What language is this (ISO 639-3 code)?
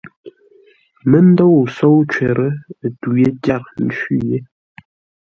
nla